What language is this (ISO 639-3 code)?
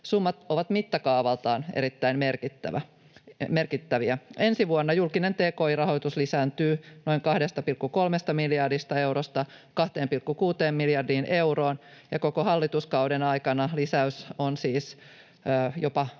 fin